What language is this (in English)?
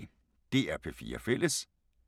Danish